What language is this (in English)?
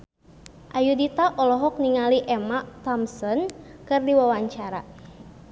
Sundanese